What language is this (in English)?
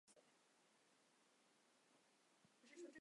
Chinese